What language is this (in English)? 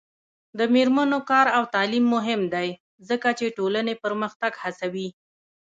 Pashto